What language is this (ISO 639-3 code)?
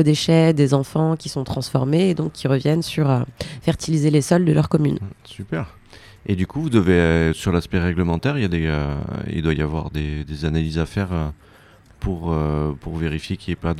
fra